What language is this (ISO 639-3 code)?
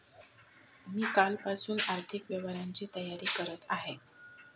mar